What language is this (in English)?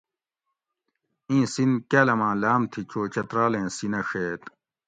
Gawri